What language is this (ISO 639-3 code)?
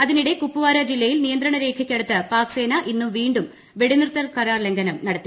mal